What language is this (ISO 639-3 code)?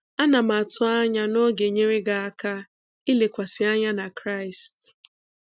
ibo